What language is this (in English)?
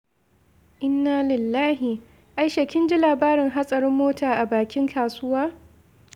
Hausa